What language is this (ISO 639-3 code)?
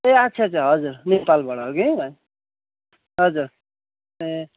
nep